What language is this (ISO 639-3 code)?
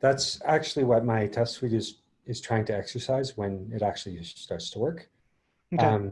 eng